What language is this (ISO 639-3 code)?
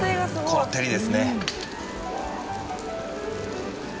jpn